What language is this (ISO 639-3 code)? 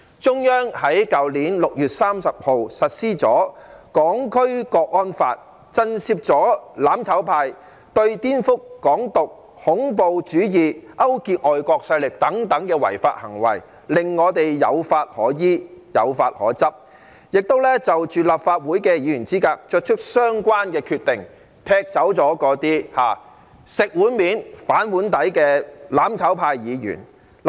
yue